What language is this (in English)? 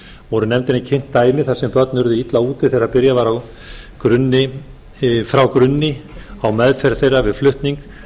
Icelandic